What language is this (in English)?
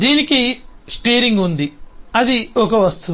Telugu